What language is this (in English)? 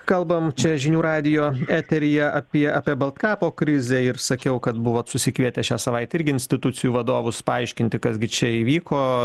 Lithuanian